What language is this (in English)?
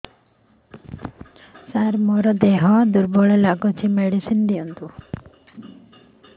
Odia